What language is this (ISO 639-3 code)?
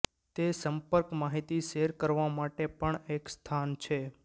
guj